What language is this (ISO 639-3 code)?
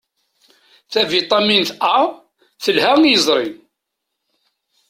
kab